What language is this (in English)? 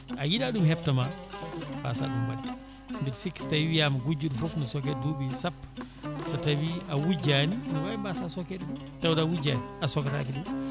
Fula